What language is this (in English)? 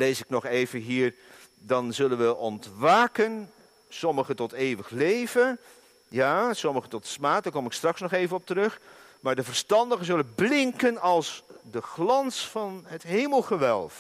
Dutch